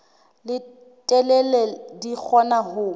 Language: Southern Sotho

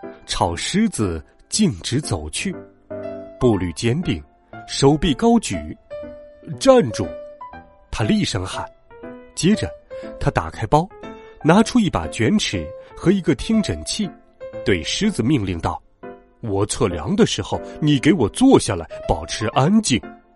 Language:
Chinese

